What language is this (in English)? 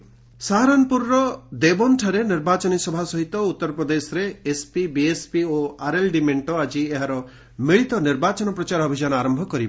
Odia